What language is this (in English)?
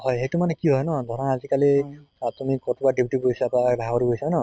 Assamese